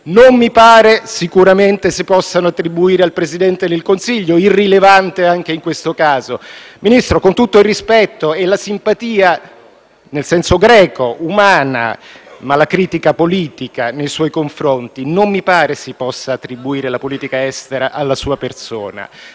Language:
Italian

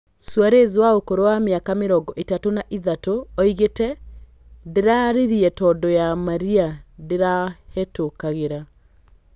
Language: Kikuyu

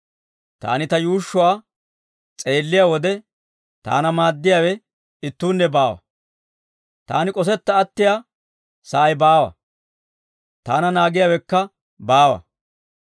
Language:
Dawro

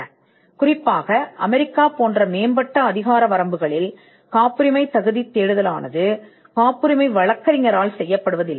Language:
Tamil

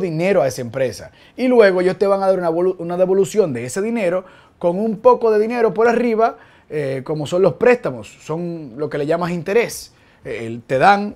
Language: Spanish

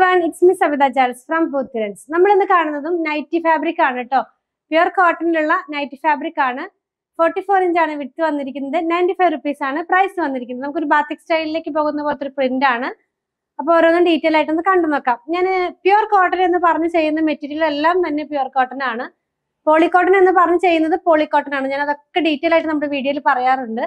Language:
Malayalam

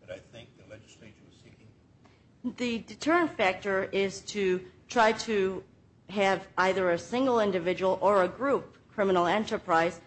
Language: English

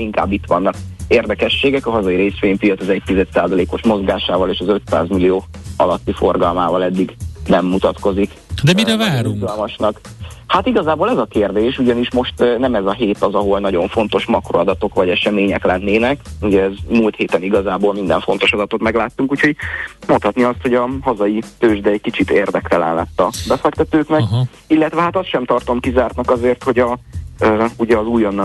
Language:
Hungarian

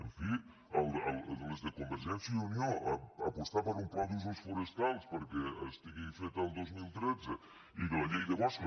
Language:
Catalan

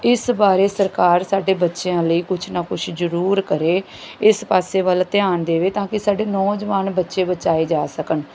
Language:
Punjabi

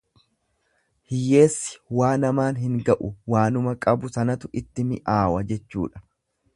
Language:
Oromo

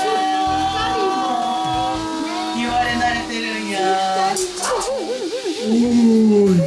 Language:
Japanese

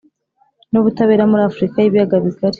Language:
Kinyarwanda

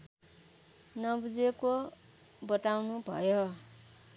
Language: Nepali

